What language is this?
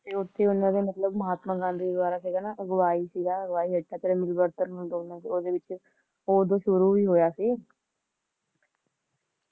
Punjabi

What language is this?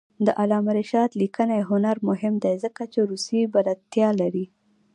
Pashto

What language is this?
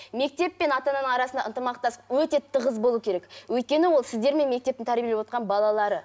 Kazakh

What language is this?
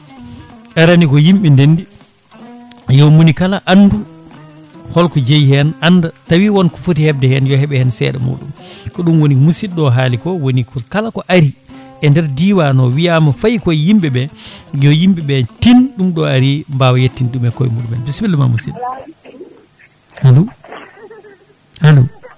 Fula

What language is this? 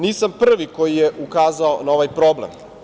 Serbian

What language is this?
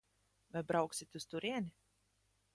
Latvian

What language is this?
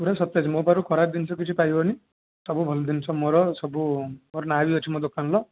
Odia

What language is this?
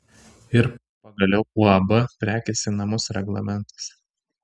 Lithuanian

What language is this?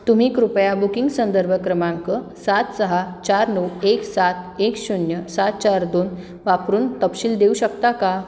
Marathi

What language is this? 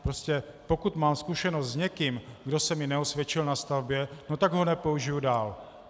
Czech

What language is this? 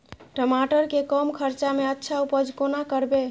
Maithili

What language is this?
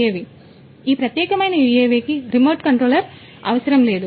Telugu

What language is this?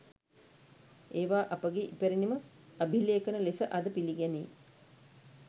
Sinhala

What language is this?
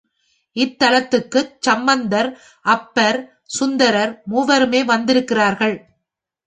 Tamil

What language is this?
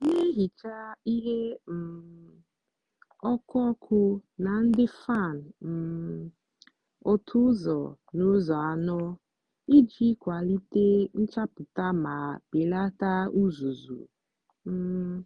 Igbo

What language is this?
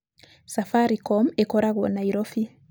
Kikuyu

